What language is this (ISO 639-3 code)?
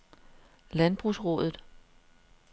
dan